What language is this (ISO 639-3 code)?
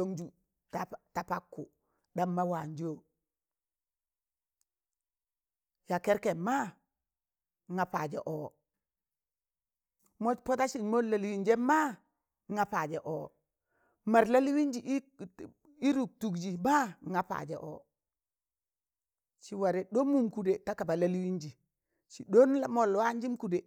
tan